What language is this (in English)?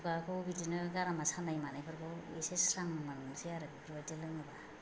Bodo